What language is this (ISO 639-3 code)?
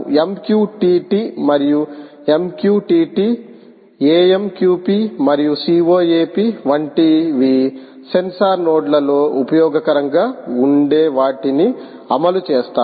tel